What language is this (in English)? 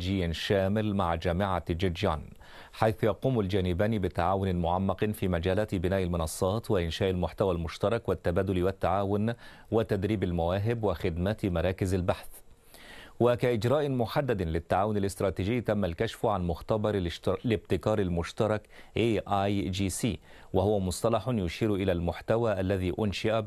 Arabic